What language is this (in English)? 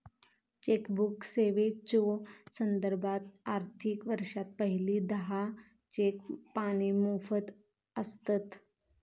Marathi